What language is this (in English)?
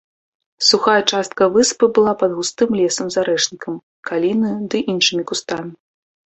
Belarusian